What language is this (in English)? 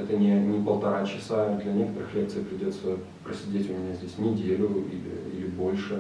Russian